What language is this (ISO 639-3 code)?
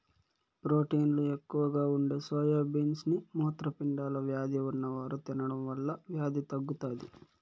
tel